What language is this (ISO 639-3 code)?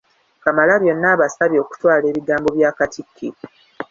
lug